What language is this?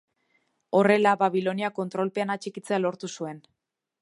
Basque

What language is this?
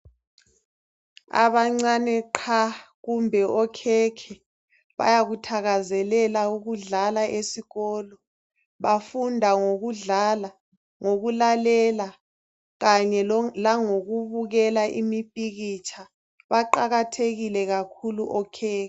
North Ndebele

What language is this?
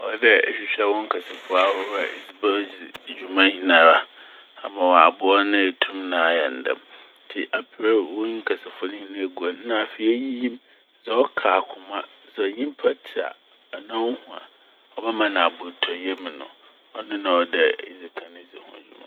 Akan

